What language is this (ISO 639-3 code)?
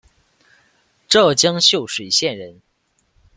zho